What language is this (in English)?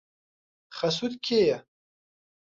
Central Kurdish